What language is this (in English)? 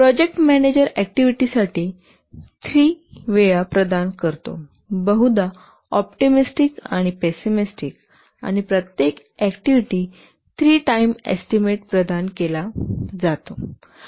Marathi